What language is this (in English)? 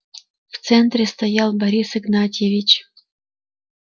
Russian